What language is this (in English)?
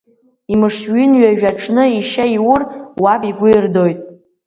Abkhazian